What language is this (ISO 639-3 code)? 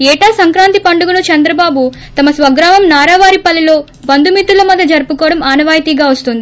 tel